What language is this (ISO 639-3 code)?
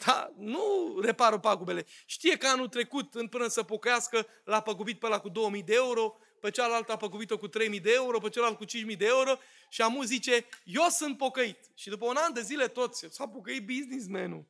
ron